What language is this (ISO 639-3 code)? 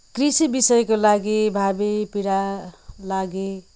nep